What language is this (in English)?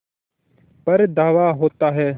Hindi